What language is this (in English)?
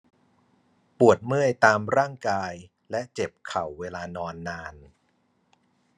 Thai